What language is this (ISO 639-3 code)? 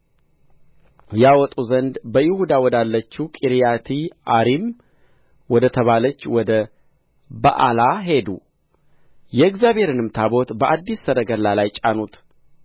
amh